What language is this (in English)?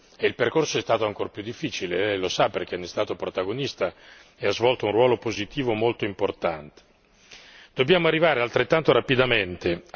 Italian